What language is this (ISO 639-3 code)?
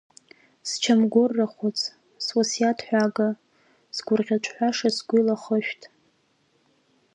abk